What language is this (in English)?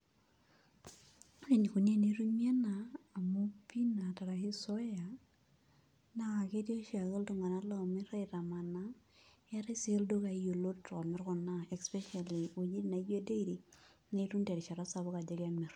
Masai